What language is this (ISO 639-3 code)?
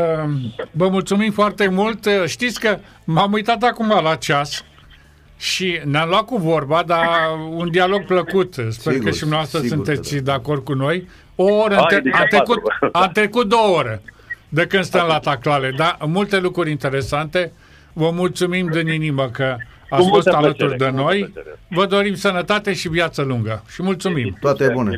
ron